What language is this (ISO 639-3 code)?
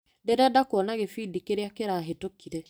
kik